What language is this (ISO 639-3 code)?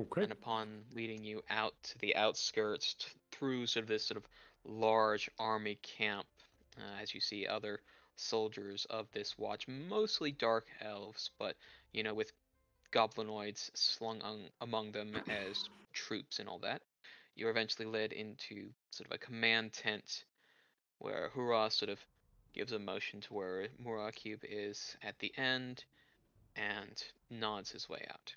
eng